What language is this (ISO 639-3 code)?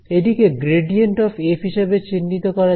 ben